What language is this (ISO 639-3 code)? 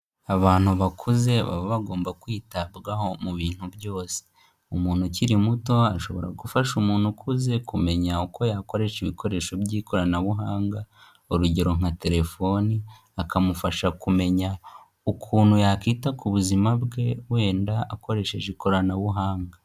kin